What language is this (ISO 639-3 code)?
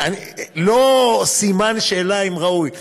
heb